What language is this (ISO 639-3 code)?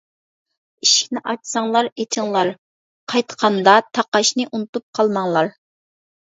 uig